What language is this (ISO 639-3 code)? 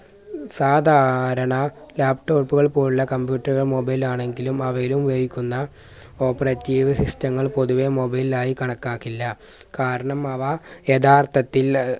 mal